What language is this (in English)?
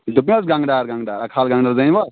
Kashmiri